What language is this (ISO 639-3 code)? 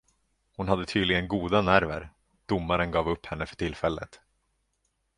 swe